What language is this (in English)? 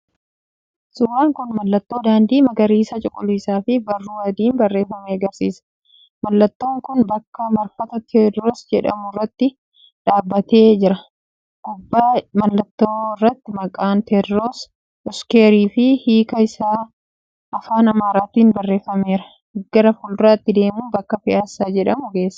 Oromo